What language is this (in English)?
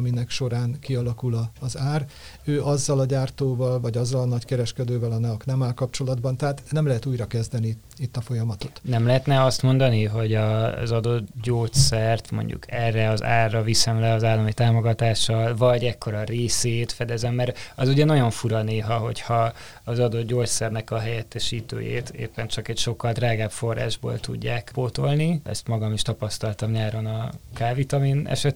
Hungarian